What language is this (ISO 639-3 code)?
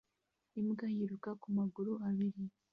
kin